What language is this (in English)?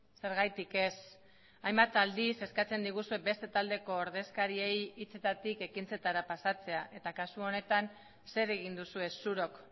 Basque